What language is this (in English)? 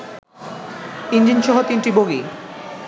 Bangla